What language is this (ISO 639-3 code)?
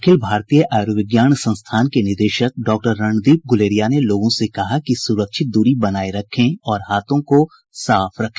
hin